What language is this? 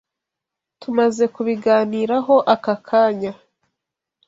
Kinyarwanda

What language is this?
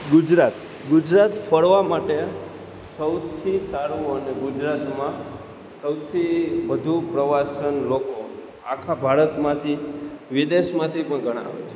Gujarati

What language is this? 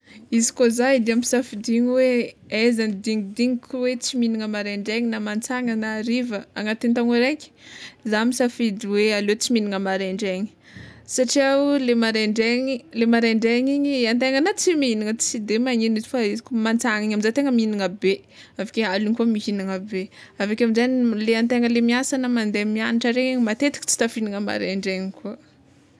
Tsimihety Malagasy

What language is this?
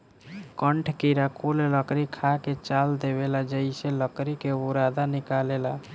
Bhojpuri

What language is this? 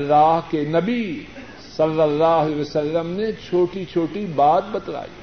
Urdu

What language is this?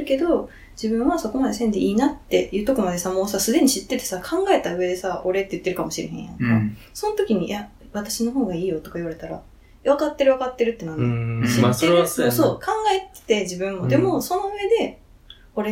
Japanese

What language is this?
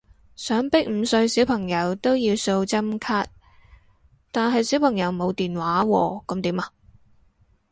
Cantonese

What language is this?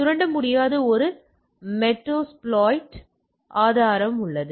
Tamil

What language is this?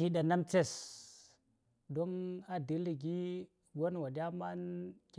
Saya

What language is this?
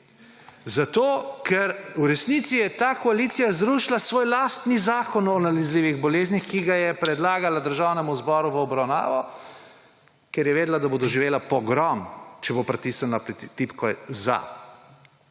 Slovenian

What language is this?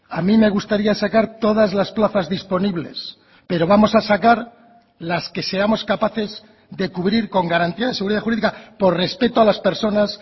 Spanish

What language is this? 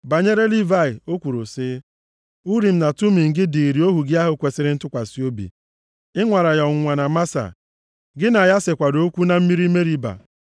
Igbo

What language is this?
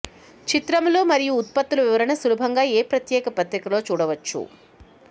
Telugu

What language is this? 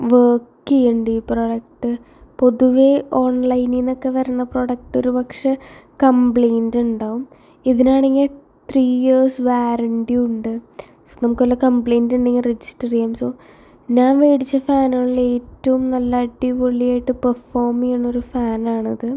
Malayalam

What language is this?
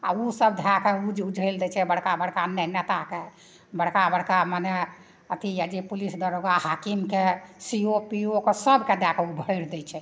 Maithili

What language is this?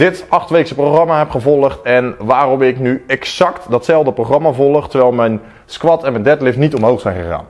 Dutch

